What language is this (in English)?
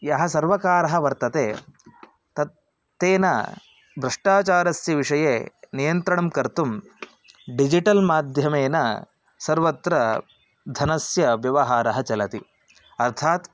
Sanskrit